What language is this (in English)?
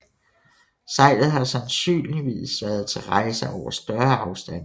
Danish